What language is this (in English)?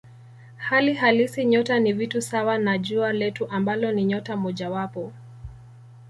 Swahili